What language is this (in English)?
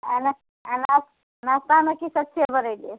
Maithili